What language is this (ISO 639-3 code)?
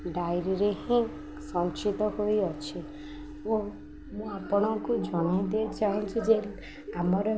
ori